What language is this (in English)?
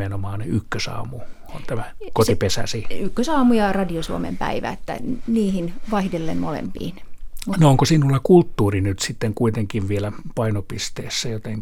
Finnish